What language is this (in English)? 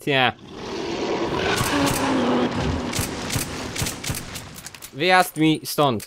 Polish